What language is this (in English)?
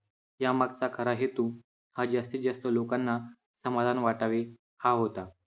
Marathi